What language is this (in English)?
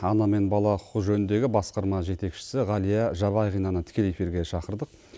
Kazakh